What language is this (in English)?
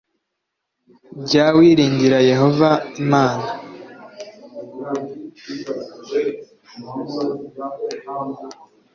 Kinyarwanda